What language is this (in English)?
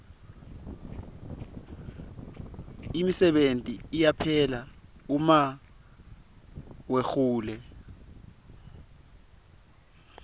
Swati